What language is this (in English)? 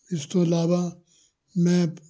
Punjabi